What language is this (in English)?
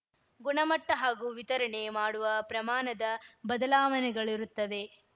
Kannada